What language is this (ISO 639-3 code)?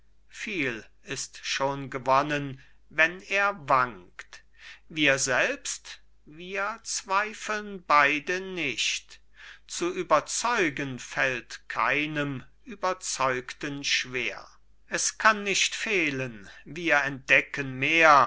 deu